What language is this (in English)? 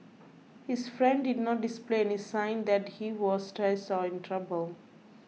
English